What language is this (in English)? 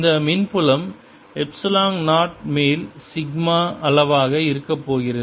Tamil